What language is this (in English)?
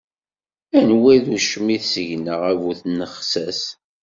Kabyle